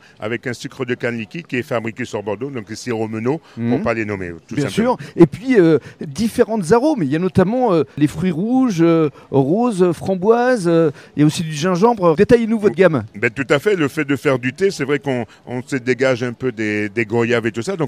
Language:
French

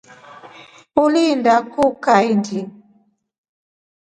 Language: Rombo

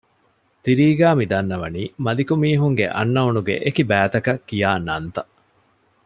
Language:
Divehi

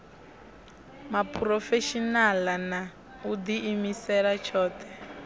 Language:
Venda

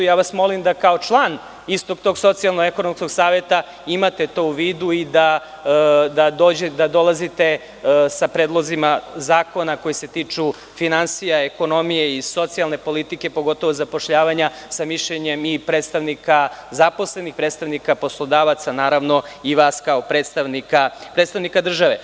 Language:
Serbian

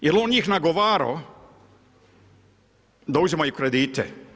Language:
Croatian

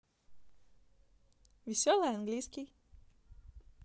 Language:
Russian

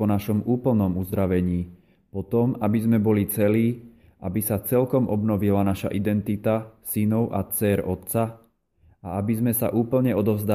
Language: Slovak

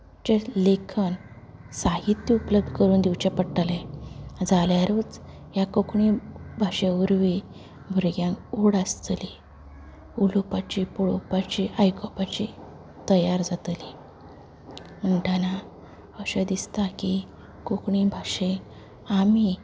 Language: Konkani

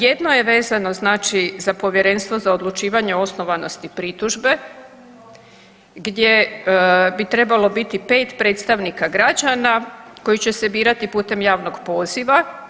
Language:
Croatian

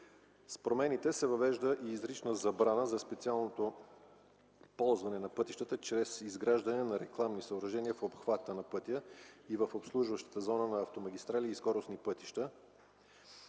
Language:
Bulgarian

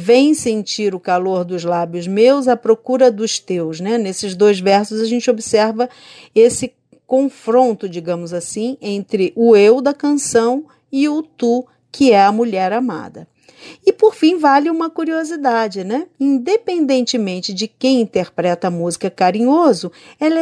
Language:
Portuguese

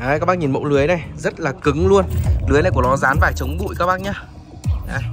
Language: Vietnamese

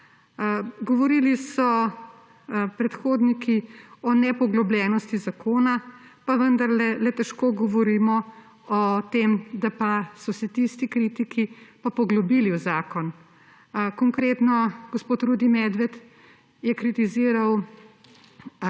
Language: Slovenian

